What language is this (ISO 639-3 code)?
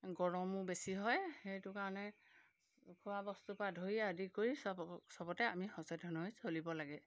asm